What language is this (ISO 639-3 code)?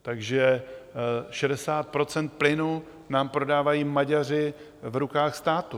ces